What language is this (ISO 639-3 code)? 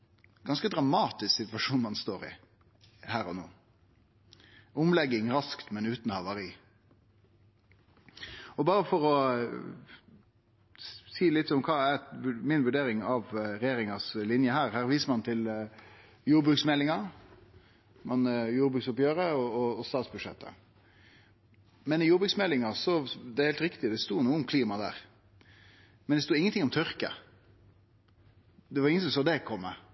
nno